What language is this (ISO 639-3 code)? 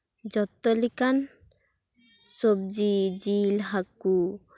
sat